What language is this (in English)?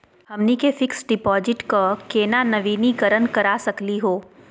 Magahi